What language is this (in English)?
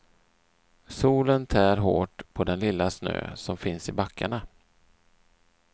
Swedish